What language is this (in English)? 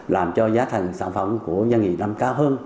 Vietnamese